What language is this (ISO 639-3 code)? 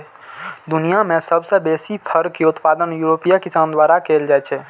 mai